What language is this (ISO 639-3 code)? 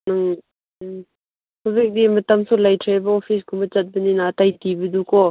mni